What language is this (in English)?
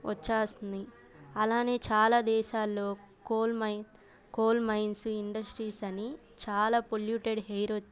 Telugu